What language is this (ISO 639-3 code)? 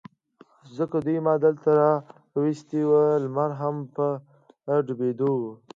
pus